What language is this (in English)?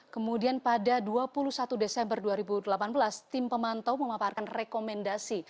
Indonesian